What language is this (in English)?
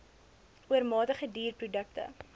Afrikaans